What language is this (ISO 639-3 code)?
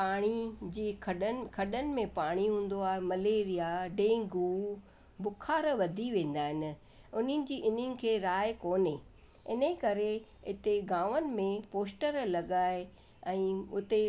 snd